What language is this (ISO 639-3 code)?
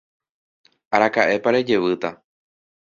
grn